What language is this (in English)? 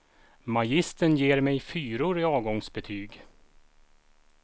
Swedish